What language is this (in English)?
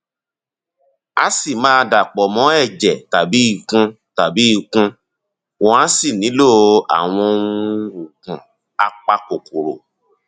Yoruba